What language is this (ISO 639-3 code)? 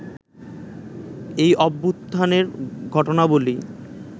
ben